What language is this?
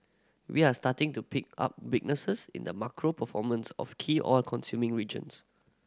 English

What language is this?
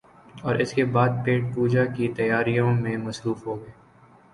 Urdu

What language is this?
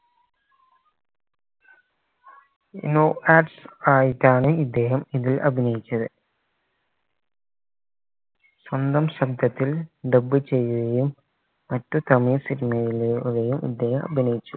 Malayalam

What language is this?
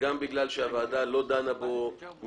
Hebrew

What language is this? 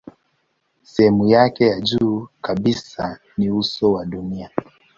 Swahili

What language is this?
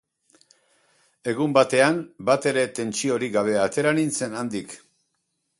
Basque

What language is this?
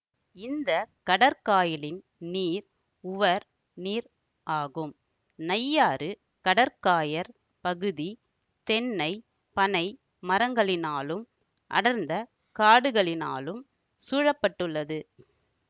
Tamil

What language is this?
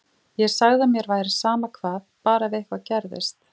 Icelandic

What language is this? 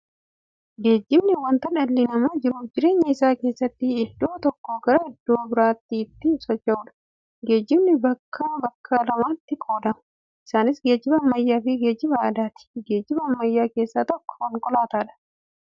Oromo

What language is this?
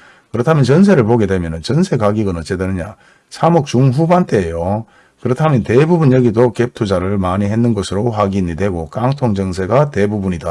Korean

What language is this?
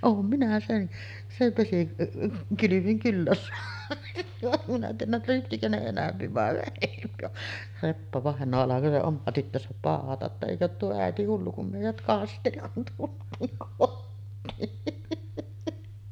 Finnish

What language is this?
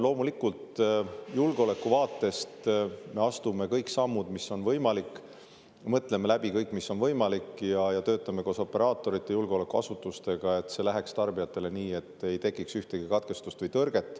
Estonian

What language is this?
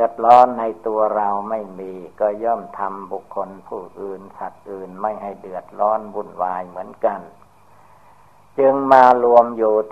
Thai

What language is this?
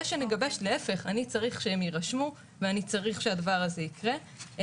Hebrew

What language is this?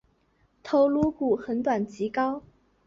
Chinese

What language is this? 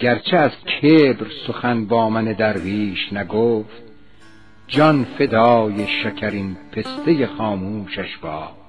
Persian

